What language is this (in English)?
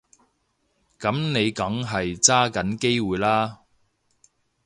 Cantonese